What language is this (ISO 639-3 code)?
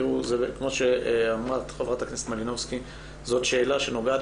heb